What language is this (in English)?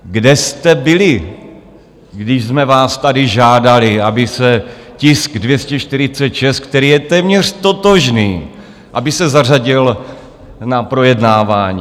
Czech